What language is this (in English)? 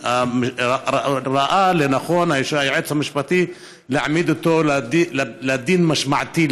Hebrew